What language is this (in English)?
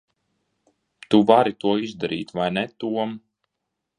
Latvian